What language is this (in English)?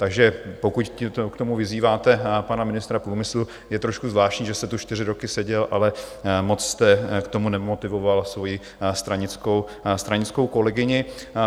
Czech